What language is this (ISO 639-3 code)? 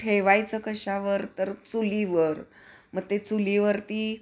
mar